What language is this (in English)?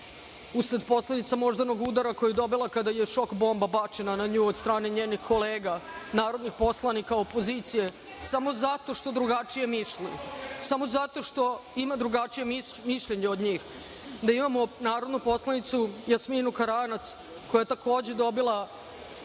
Serbian